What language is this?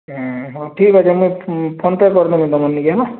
Odia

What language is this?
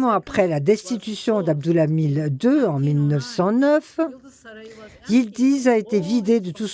French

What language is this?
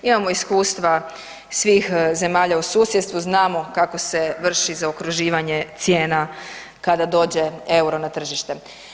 Croatian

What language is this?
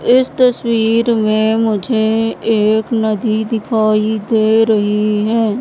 Hindi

